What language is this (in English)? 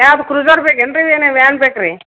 Kannada